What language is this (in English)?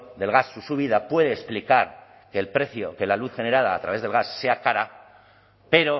Spanish